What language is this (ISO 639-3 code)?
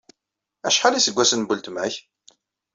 kab